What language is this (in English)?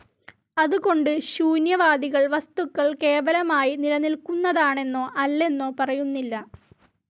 Malayalam